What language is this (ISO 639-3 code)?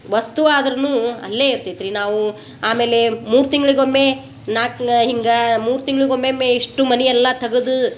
kan